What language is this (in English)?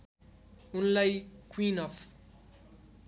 Nepali